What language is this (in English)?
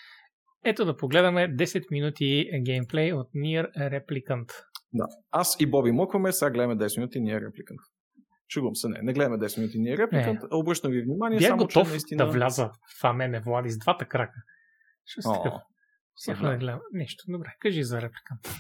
Bulgarian